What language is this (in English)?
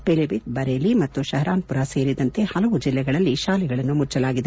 Kannada